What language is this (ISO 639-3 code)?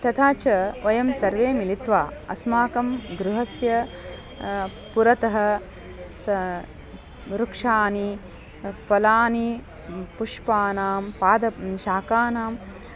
san